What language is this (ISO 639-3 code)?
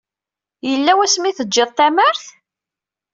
kab